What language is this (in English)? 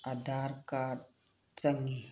Manipuri